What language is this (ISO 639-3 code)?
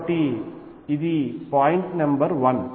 tel